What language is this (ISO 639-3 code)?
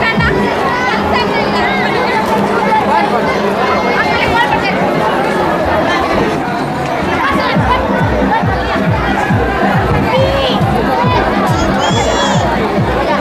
ind